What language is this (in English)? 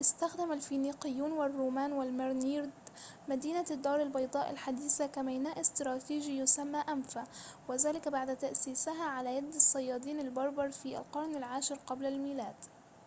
Arabic